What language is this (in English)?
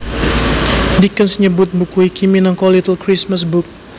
Javanese